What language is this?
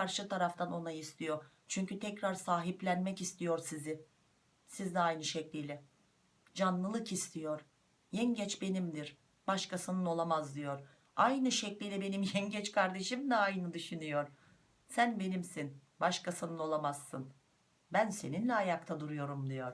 Turkish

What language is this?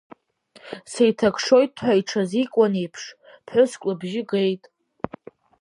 Abkhazian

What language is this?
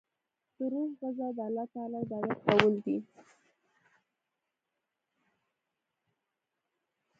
Pashto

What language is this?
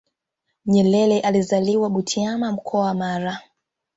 Swahili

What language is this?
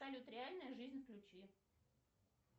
Russian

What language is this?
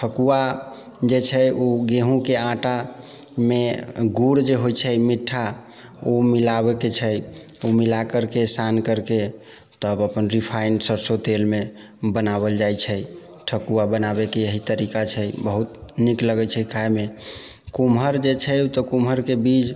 Maithili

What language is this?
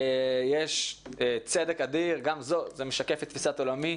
Hebrew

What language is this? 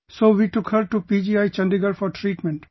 English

